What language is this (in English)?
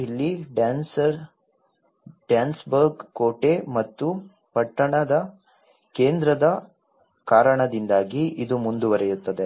Kannada